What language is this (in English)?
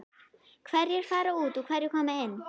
Icelandic